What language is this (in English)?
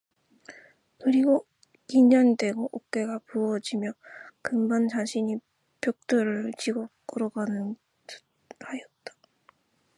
Korean